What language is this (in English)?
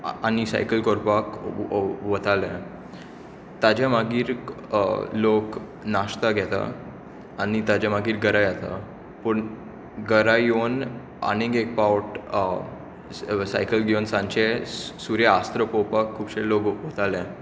Konkani